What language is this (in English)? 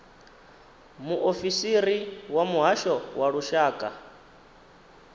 Venda